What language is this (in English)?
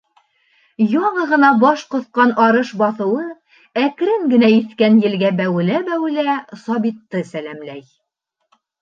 Bashkir